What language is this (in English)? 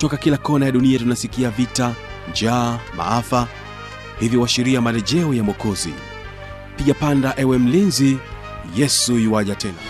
Swahili